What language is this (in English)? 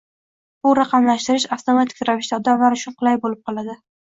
Uzbek